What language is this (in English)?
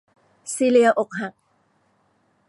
Thai